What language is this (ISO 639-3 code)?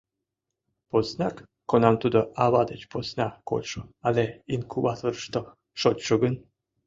chm